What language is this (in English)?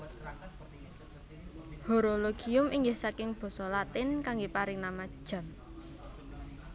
Javanese